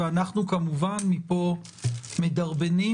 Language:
Hebrew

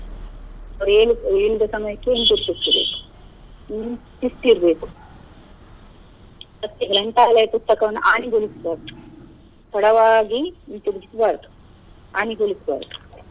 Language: Kannada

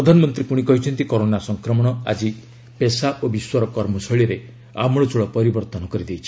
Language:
Odia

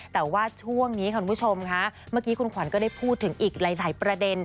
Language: Thai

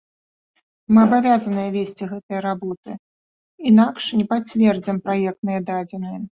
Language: Belarusian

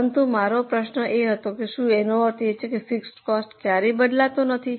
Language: Gujarati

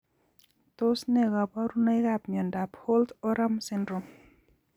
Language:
Kalenjin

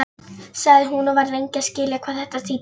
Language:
Icelandic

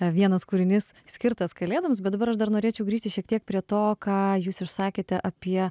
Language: Lithuanian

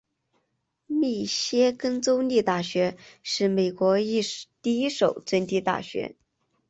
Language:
Chinese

